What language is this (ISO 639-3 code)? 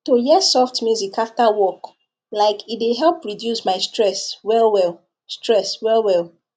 pcm